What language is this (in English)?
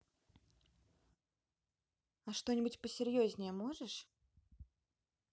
Russian